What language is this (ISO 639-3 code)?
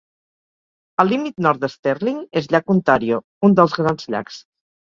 cat